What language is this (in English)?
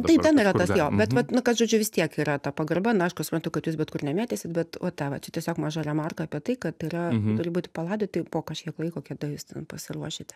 Lithuanian